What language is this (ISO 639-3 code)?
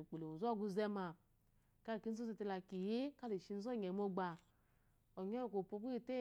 afo